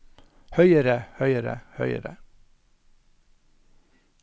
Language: Norwegian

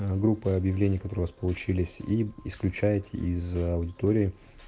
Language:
Russian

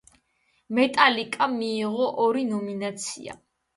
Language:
Georgian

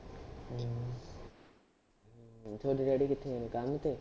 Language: Punjabi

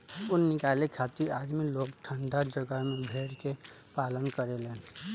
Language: Bhojpuri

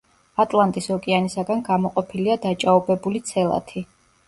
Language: Georgian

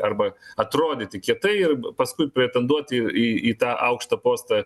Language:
Lithuanian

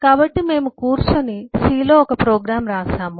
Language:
Telugu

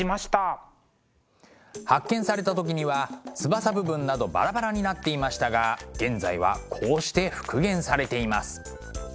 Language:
Japanese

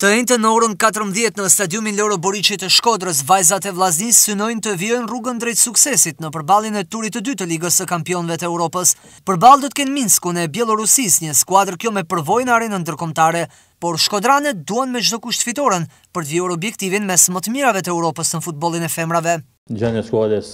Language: Romanian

